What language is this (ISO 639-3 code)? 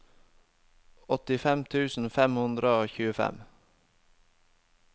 nor